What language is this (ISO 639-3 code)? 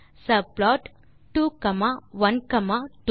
tam